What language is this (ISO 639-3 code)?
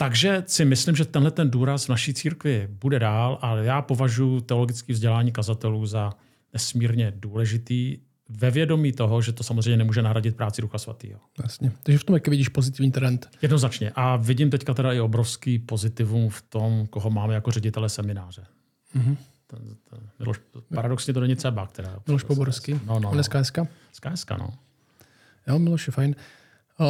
ces